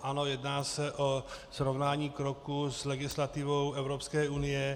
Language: Czech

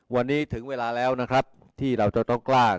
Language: Thai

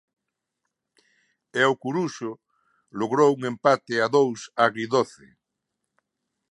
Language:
Galician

